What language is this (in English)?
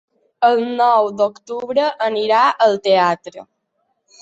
Catalan